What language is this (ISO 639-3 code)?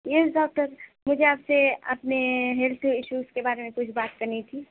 urd